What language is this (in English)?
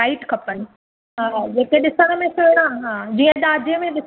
Sindhi